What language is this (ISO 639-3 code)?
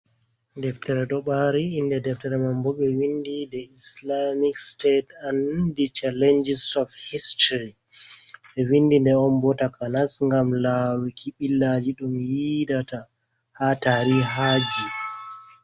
ful